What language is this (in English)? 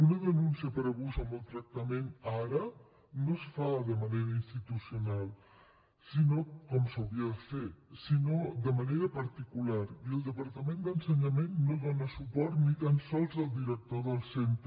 Catalan